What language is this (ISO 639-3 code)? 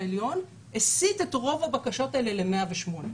heb